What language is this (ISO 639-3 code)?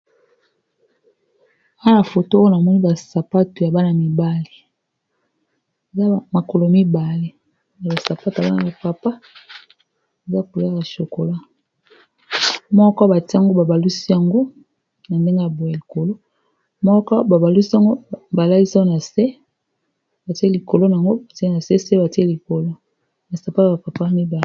lin